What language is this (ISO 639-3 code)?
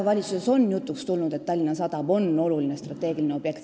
est